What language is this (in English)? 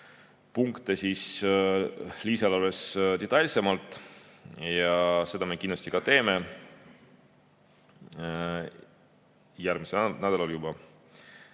Estonian